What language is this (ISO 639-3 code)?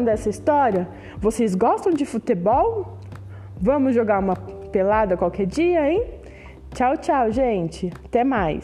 por